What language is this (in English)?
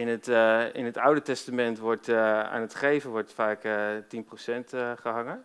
Dutch